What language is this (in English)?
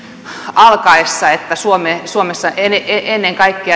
Finnish